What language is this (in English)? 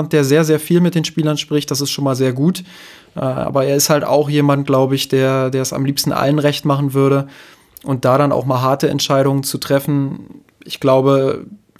German